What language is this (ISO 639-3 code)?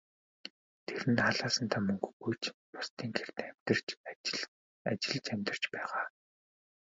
mon